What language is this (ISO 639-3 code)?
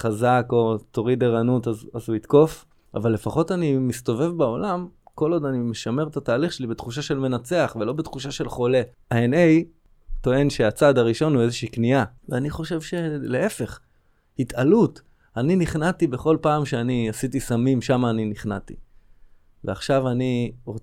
heb